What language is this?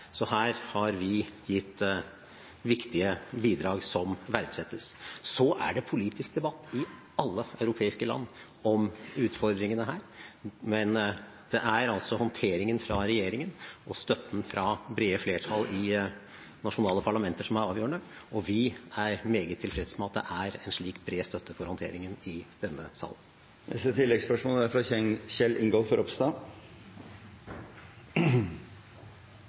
Norwegian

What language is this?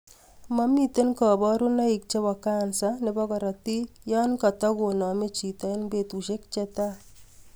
Kalenjin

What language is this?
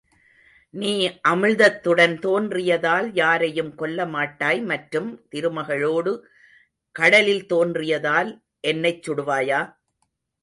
Tamil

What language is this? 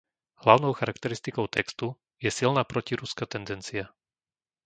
Slovak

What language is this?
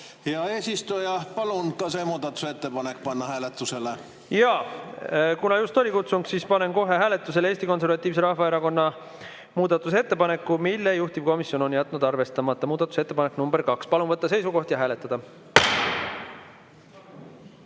Estonian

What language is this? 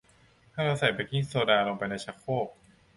Thai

